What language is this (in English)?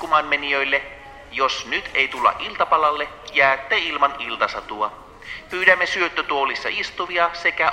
Finnish